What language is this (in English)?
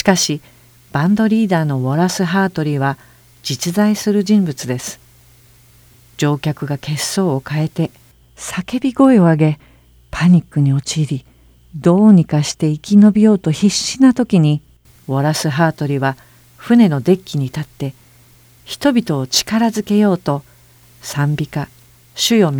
Japanese